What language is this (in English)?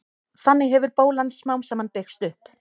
Icelandic